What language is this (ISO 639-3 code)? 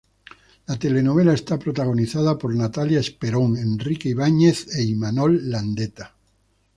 spa